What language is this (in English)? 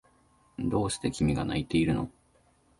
Japanese